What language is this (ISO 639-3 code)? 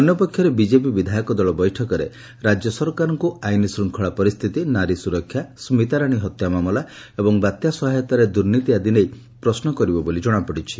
ori